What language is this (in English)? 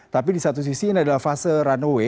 Indonesian